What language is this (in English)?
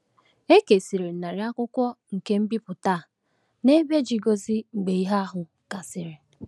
Igbo